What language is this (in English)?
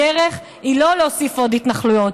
Hebrew